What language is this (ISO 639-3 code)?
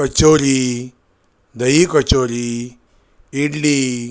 mar